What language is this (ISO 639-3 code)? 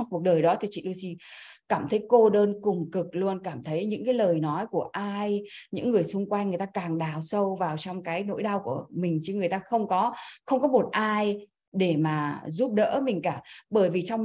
vie